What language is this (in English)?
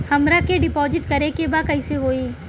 Bhojpuri